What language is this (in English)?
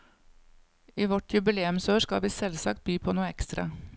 Norwegian